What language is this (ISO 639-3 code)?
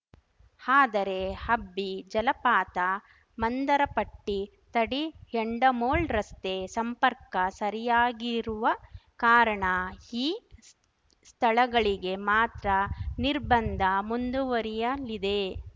kan